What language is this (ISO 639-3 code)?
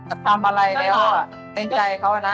tha